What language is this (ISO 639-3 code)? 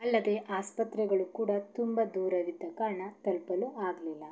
kan